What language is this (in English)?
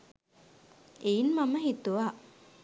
Sinhala